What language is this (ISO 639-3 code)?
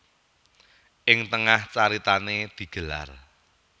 jav